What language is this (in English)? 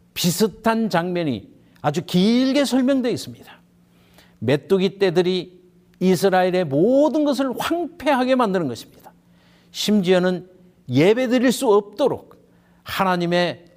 Korean